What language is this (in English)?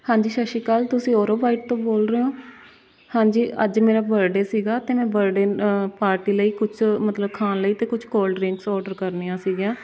Punjabi